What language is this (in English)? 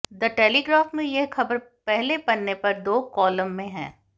Hindi